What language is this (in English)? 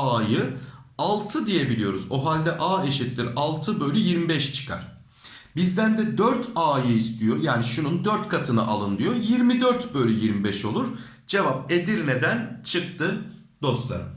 Turkish